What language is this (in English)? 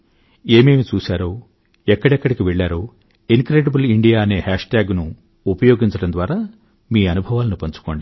Telugu